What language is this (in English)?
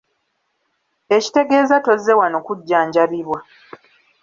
Ganda